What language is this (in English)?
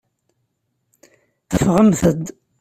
Kabyle